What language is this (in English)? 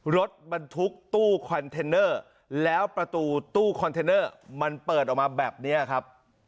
Thai